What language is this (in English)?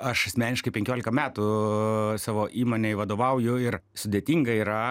Lithuanian